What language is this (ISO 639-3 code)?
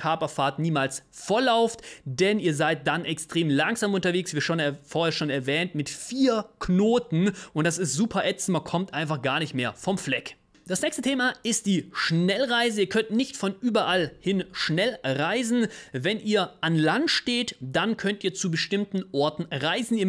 deu